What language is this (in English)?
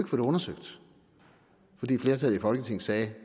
Danish